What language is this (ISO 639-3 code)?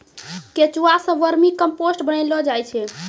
mai